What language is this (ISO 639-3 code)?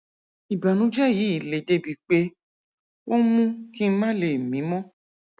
yor